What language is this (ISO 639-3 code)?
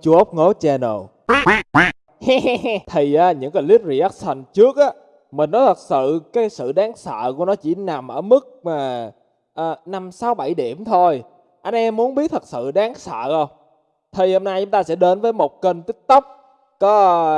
vie